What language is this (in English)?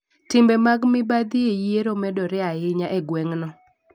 Luo (Kenya and Tanzania)